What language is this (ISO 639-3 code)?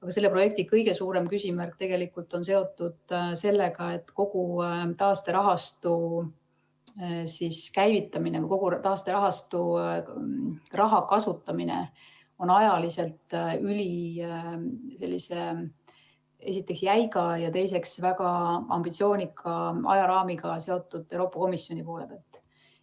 est